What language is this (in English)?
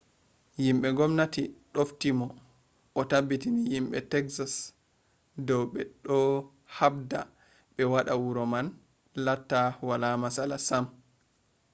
Fula